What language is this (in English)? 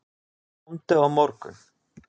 Icelandic